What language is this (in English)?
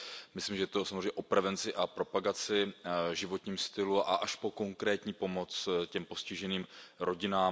Czech